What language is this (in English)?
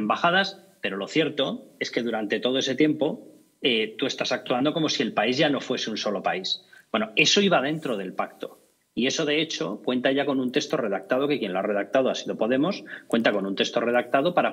Spanish